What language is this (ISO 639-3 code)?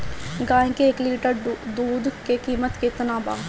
bho